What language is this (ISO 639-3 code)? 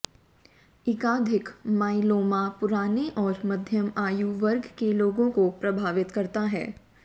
hin